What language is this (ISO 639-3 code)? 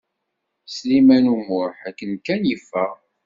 kab